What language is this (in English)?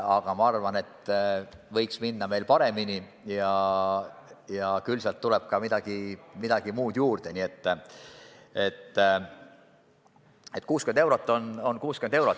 Estonian